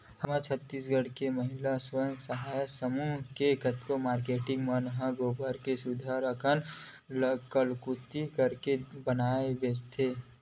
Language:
Chhattisgarhi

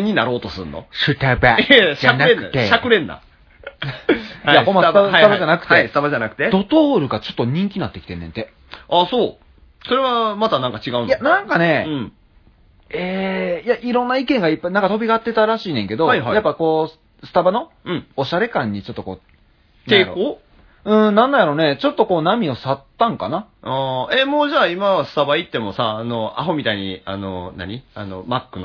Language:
Japanese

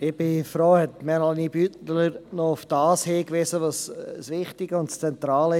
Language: Swiss German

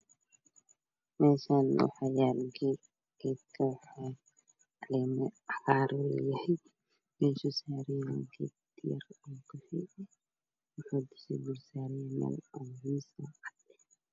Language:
Somali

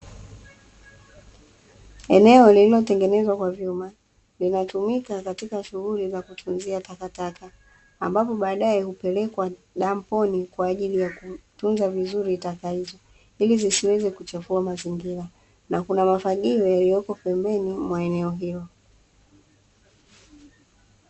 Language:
Swahili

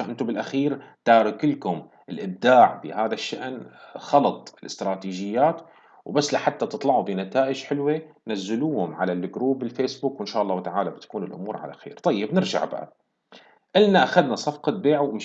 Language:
Arabic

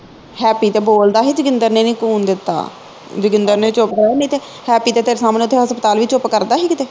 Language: Punjabi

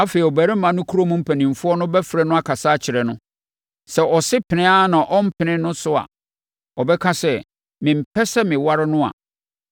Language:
Akan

